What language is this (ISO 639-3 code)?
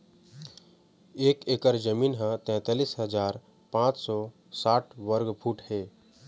hne